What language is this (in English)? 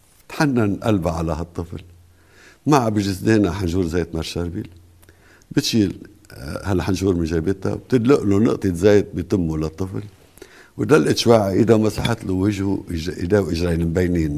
Arabic